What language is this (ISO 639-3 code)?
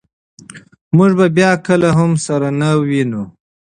pus